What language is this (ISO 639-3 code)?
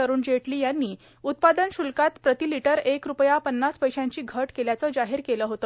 mar